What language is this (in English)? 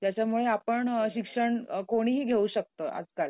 Marathi